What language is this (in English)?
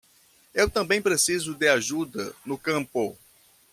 Portuguese